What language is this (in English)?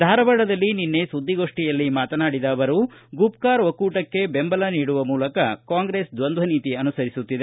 Kannada